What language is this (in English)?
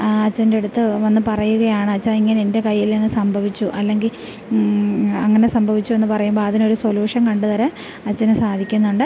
Malayalam